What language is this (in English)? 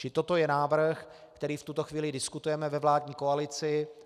Czech